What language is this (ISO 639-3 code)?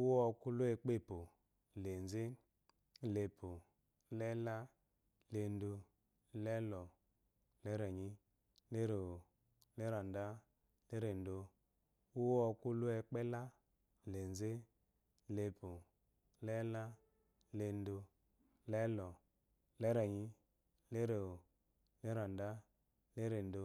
afo